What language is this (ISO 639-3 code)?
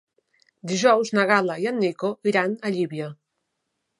cat